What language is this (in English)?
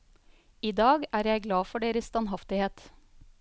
Norwegian